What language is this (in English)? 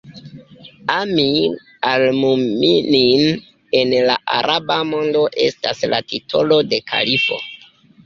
Esperanto